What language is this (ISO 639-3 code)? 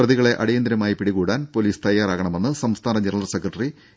mal